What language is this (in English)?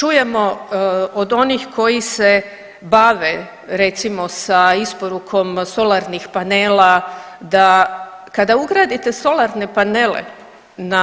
Croatian